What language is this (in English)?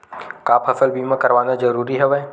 Chhattisgarhi